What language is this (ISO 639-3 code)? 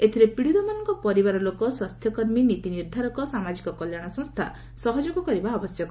ori